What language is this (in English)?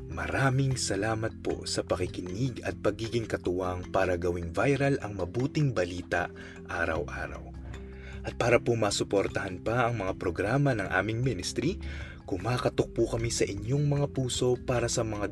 Filipino